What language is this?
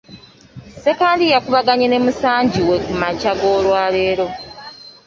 Ganda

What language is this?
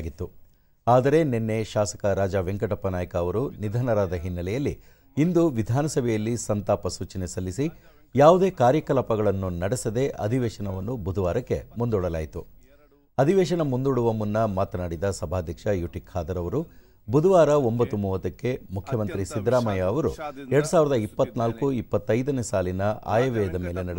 Kannada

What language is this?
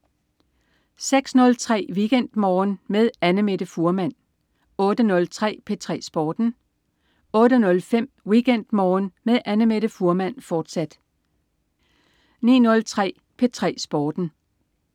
Danish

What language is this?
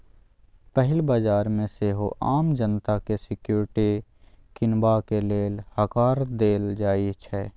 Maithili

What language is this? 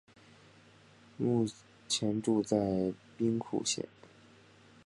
Chinese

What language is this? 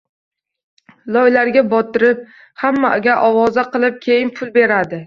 Uzbek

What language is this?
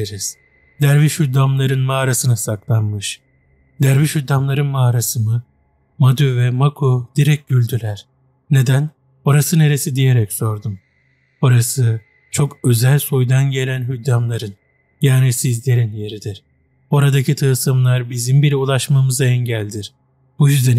Turkish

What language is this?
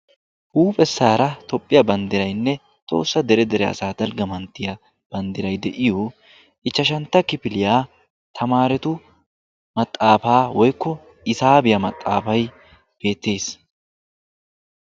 Wolaytta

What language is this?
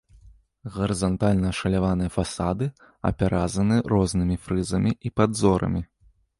Belarusian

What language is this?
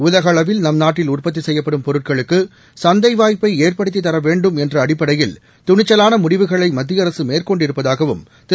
Tamil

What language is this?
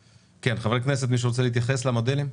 Hebrew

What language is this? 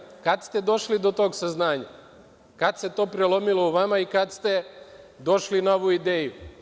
Serbian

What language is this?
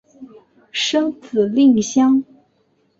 Chinese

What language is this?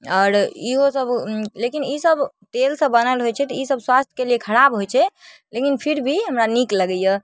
Maithili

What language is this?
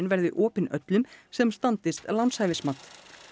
Icelandic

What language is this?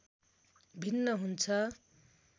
Nepali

